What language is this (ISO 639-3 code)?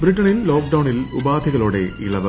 mal